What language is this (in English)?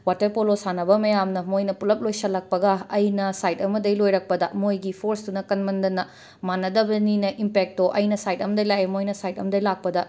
Manipuri